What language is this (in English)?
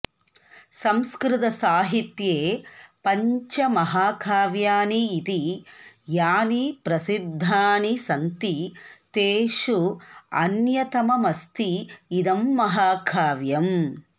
Sanskrit